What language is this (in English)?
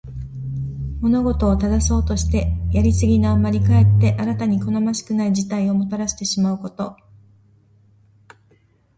Japanese